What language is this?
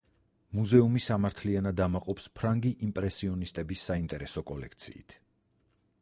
Georgian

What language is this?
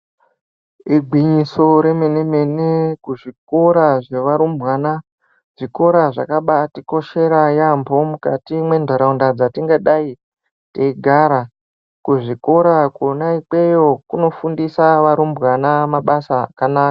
Ndau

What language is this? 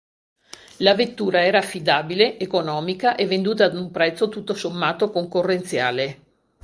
Italian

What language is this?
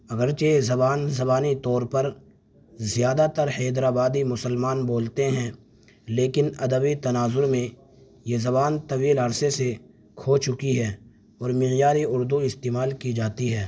Urdu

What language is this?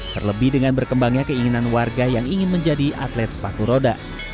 Indonesian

